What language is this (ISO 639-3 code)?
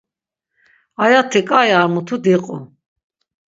lzz